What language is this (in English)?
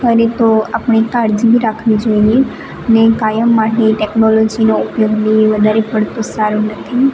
Gujarati